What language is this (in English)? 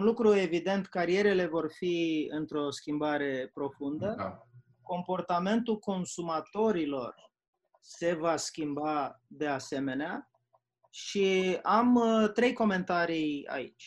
Romanian